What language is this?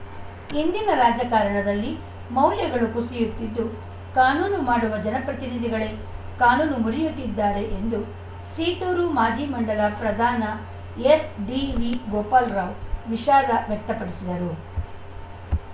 Kannada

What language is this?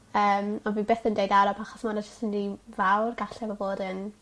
Welsh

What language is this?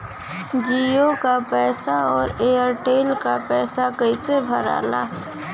Bhojpuri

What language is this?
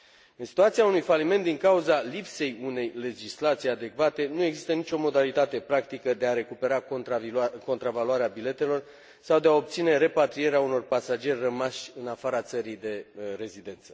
Romanian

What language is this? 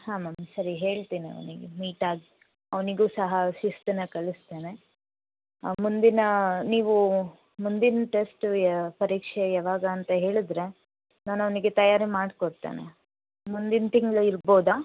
Kannada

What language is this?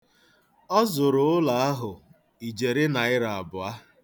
Igbo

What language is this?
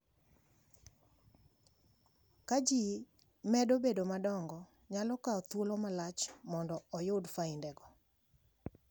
Luo (Kenya and Tanzania)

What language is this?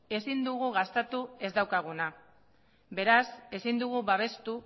Basque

